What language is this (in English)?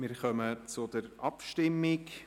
Swiss German